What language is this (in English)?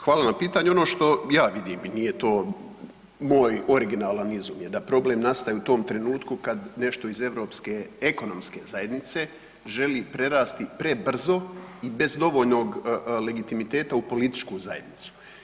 Croatian